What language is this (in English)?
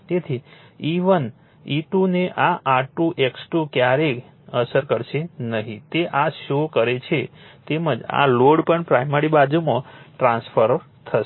Gujarati